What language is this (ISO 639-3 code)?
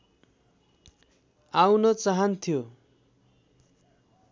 nep